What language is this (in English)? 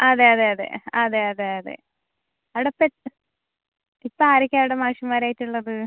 Malayalam